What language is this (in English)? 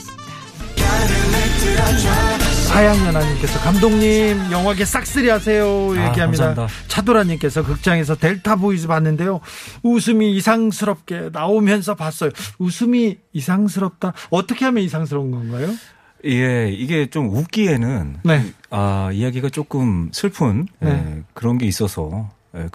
Korean